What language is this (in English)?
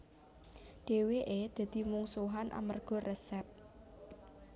Javanese